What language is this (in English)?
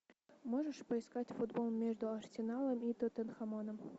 Russian